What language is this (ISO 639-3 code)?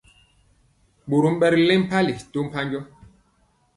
mcx